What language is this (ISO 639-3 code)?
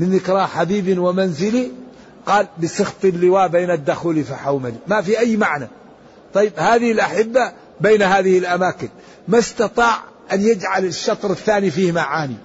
ara